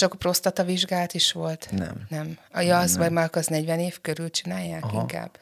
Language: Hungarian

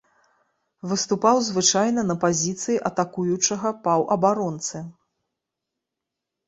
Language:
Belarusian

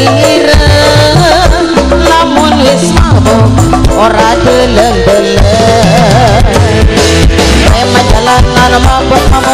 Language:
Arabic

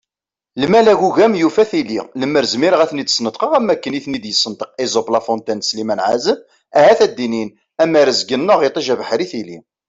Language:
Kabyle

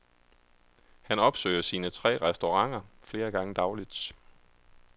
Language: Danish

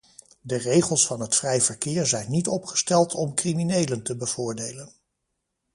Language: Dutch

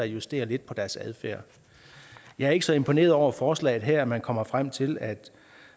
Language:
Danish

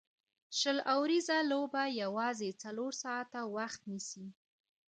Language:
Pashto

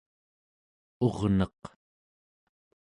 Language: Central Yupik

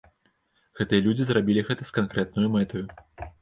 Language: Belarusian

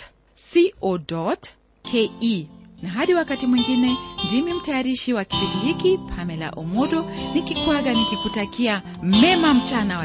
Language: Swahili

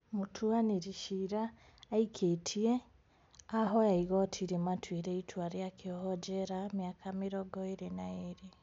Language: Kikuyu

